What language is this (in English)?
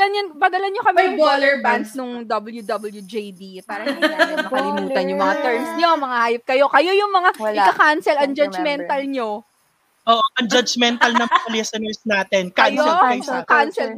Filipino